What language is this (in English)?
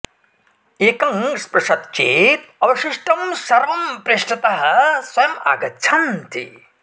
Sanskrit